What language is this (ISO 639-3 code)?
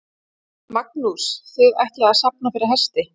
isl